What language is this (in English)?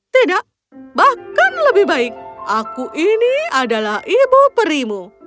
Indonesian